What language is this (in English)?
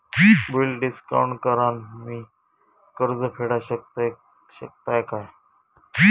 Marathi